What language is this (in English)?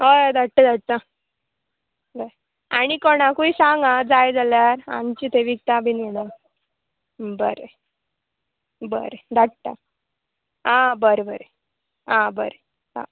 Konkani